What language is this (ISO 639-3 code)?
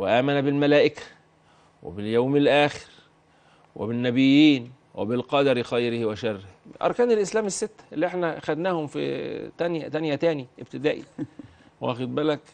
ara